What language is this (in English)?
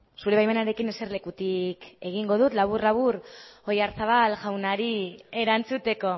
Basque